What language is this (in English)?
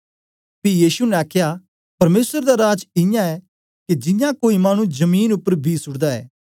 Dogri